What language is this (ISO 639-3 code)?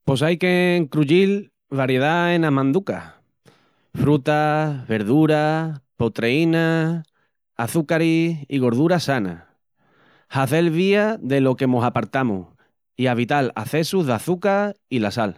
ext